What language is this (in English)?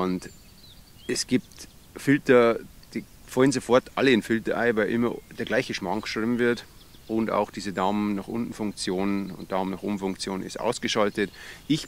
German